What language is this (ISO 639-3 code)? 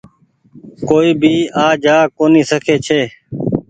gig